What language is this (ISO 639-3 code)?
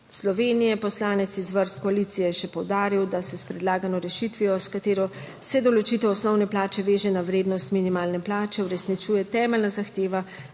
slv